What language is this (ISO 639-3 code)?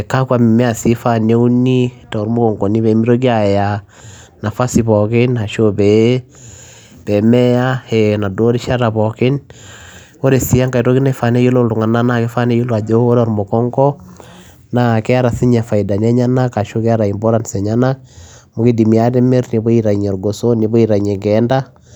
mas